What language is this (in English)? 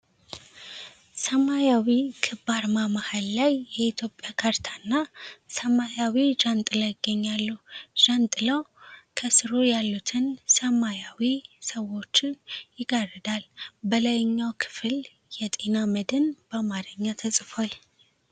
Amharic